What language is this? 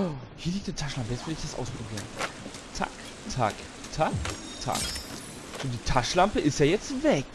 German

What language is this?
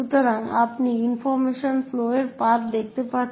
Bangla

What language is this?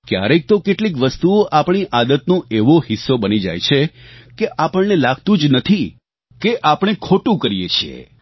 Gujarati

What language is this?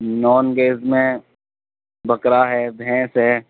Urdu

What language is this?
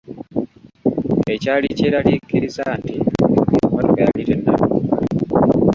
Ganda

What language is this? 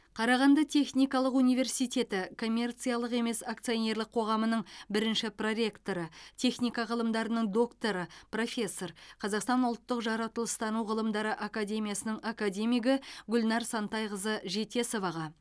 Kazakh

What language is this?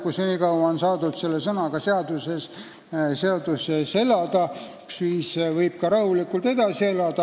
Estonian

